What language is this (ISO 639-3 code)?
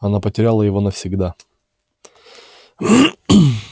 rus